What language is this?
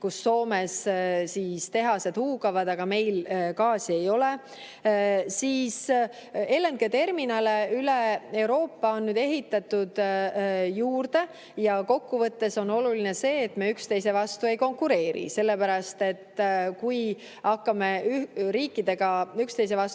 Estonian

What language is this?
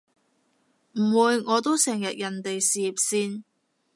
Cantonese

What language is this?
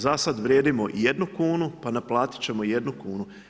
Croatian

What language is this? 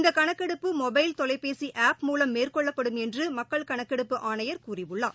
Tamil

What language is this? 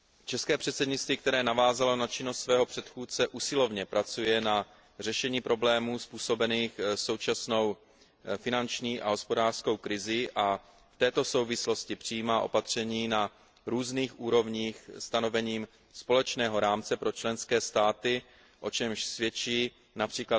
Czech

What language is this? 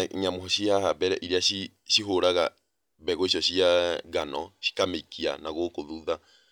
Kikuyu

